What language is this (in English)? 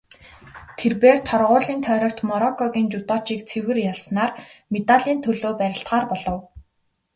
Mongolian